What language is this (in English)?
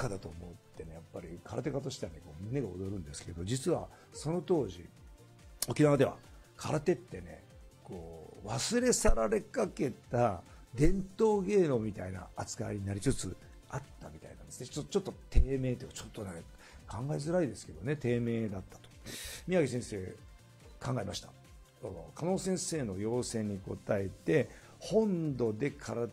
Japanese